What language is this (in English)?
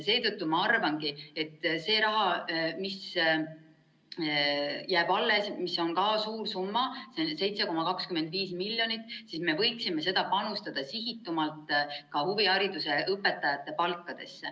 Estonian